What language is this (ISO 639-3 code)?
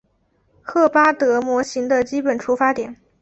zho